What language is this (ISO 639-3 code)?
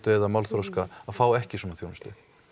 isl